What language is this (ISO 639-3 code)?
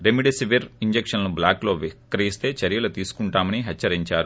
tel